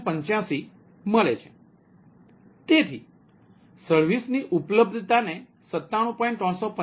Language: Gujarati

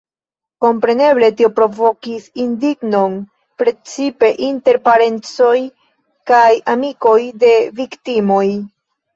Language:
Esperanto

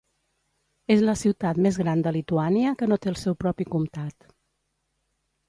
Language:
Catalan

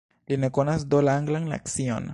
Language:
Esperanto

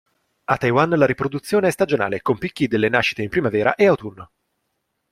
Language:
Italian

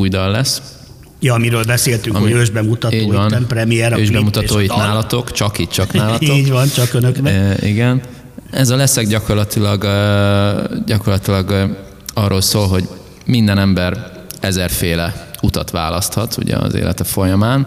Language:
Hungarian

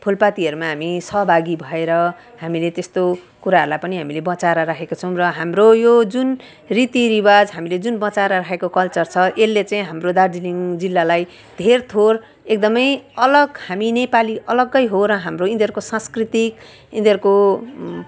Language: Nepali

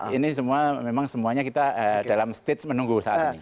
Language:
Indonesian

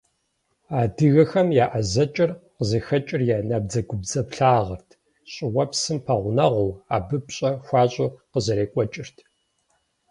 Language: Kabardian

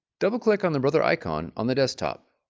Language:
English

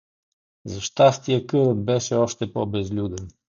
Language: Bulgarian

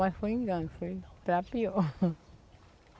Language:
Portuguese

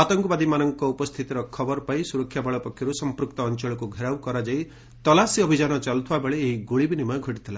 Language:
Odia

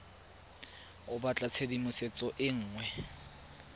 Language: Tswana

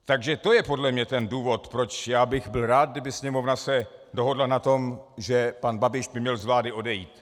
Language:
Czech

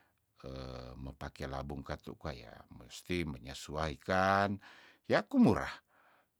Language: Tondano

